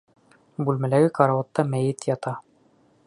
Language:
Bashkir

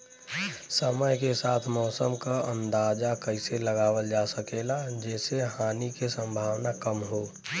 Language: Bhojpuri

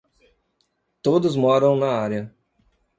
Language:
Portuguese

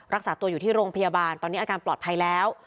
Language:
Thai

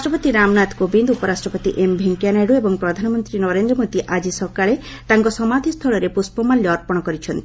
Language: Odia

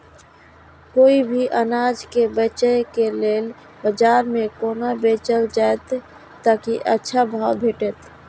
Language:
Maithili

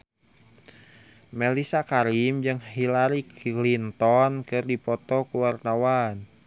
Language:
Sundanese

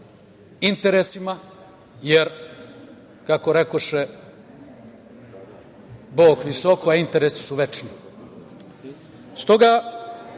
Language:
Serbian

